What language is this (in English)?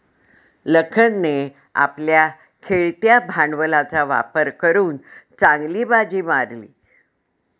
Marathi